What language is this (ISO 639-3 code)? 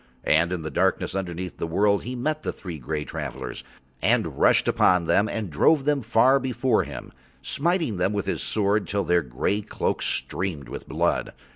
eng